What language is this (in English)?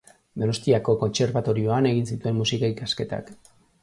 Basque